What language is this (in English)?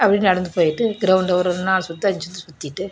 Tamil